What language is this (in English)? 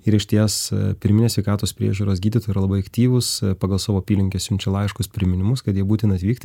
Lithuanian